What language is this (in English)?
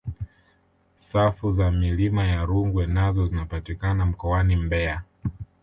Swahili